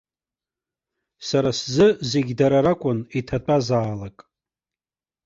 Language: Abkhazian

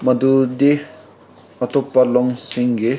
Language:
Manipuri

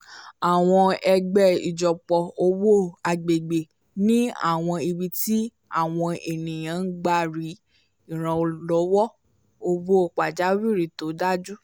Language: Yoruba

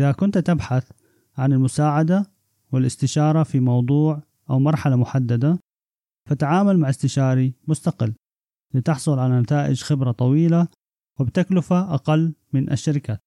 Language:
Arabic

